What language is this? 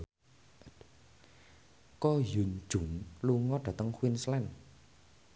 Javanese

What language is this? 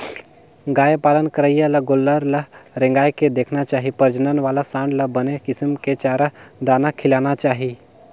Chhattisgarhi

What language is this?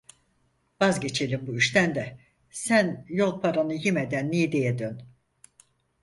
Turkish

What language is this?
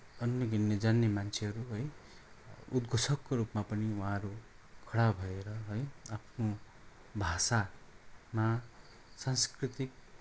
Nepali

